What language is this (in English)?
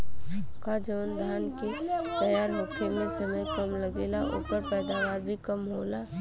Bhojpuri